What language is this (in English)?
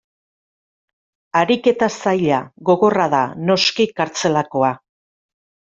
Basque